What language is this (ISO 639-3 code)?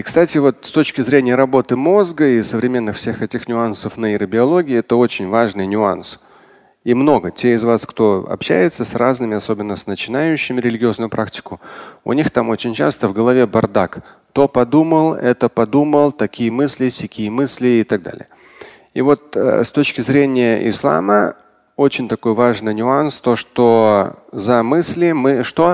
rus